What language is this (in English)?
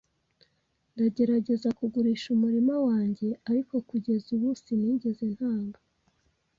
Kinyarwanda